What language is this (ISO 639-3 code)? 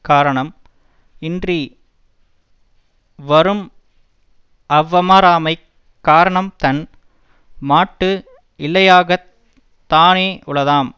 tam